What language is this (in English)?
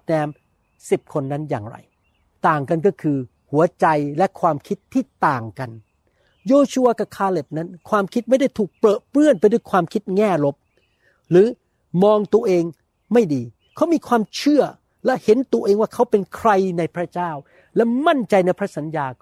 Thai